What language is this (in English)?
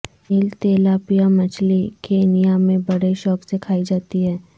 Urdu